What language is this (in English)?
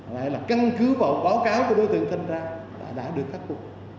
Vietnamese